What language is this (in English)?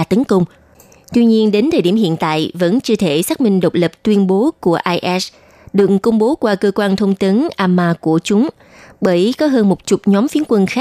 Vietnamese